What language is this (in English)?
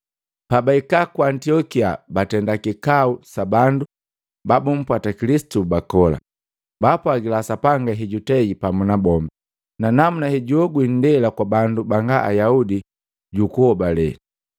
Matengo